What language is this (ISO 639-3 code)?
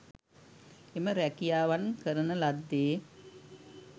sin